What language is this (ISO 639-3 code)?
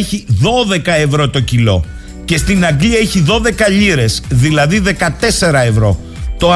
ell